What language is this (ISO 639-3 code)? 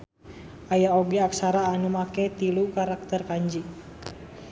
sun